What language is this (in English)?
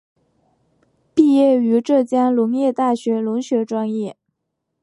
Chinese